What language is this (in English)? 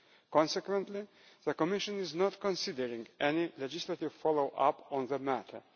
English